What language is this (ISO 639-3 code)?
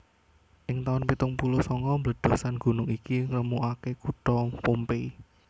jav